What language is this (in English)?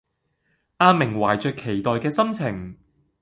Cantonese